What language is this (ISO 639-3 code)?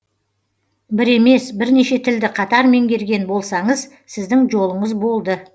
kaz